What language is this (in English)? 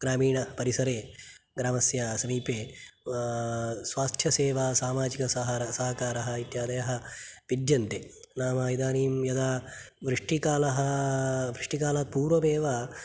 Sanskrit